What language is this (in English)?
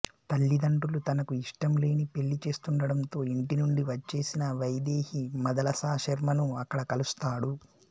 Telugu